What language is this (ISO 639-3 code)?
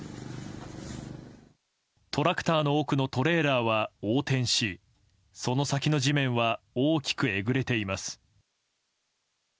jpn